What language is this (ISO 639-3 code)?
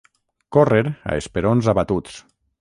cat